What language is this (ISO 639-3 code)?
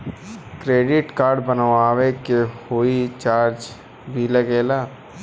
bho